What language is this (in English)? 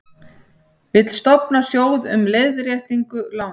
Icelandic